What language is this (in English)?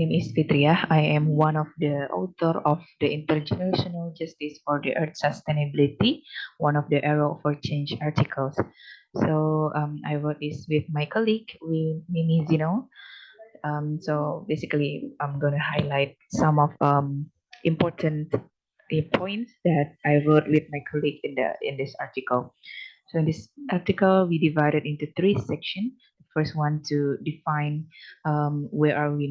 English